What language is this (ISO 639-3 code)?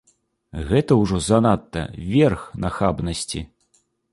bel